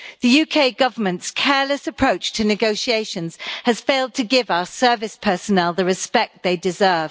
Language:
English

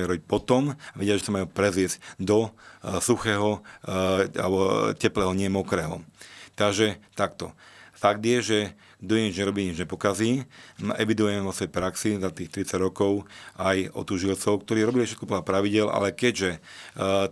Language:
Slovak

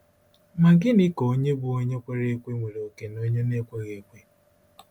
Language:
Igbo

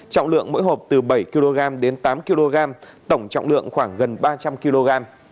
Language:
Vietnamese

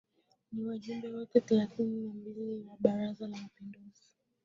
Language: Swahili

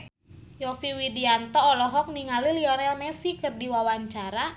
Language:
Sundanese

